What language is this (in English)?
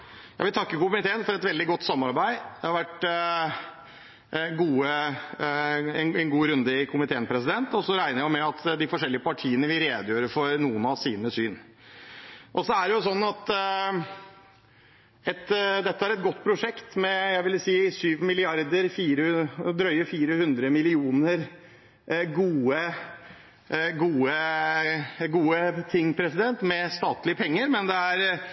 Norwegian Bokmål